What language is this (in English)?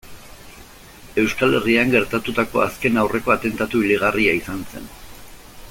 Basque